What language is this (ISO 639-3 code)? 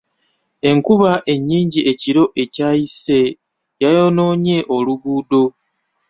lug